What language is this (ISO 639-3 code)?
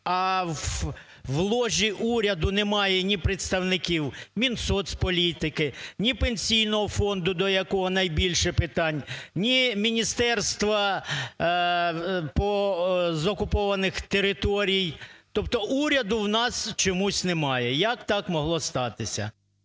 ukr